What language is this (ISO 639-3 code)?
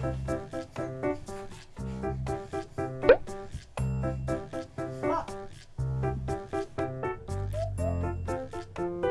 kor